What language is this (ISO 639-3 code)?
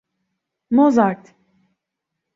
tur